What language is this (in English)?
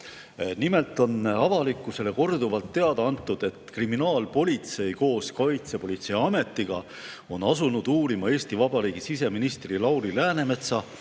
Estonian